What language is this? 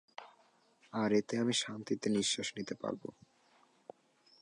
Bangla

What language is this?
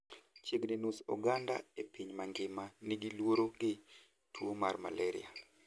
Luo (Kenya and Tanzania)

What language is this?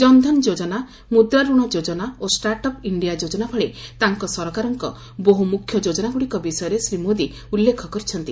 Odia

